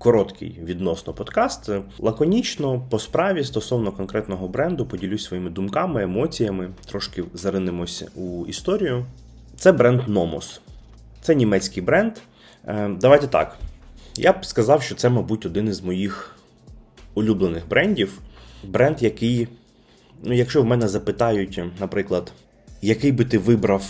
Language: Ukrainian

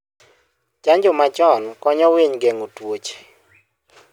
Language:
Luo (Kenya and Tanzania)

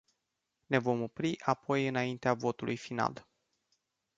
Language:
Romanian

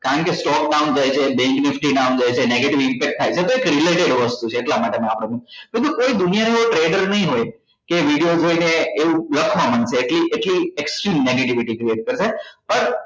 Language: Gujarati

